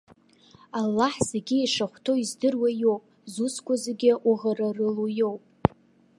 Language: Abkhazian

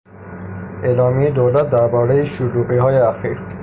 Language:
Persian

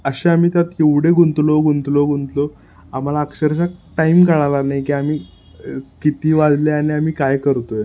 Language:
Marathi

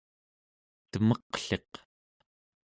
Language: Central Yupik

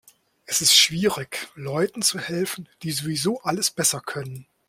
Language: German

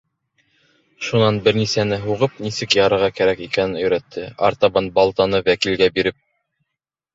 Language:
Bashkir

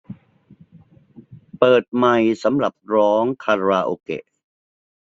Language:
Thai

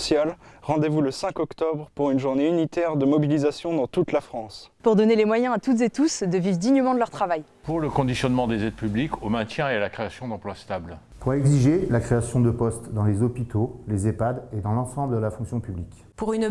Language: French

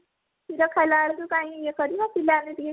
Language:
Odia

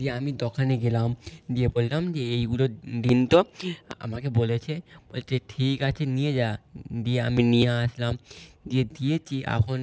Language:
Bangla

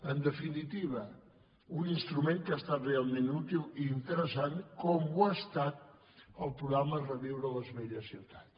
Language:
Catalan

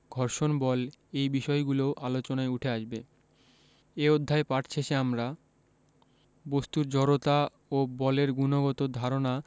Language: Bangla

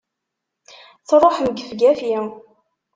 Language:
Kabyle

